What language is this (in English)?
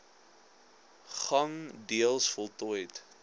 Afrikaans